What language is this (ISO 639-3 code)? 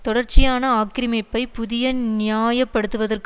tam